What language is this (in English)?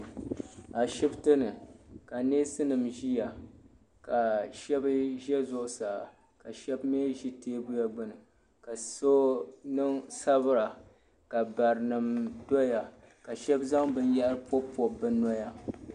Dagbani